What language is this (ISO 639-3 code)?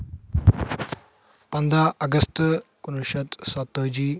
kas